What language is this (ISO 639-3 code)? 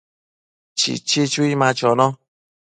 mcf